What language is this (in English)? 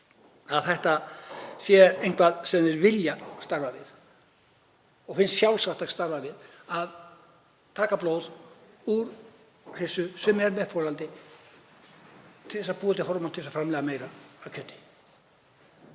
Icelandic